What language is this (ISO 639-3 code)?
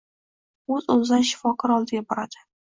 uzb